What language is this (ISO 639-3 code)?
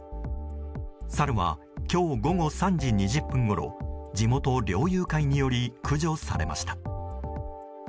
jpn